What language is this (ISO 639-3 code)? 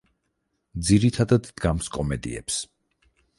kat